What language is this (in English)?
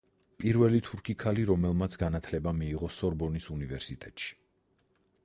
Georgian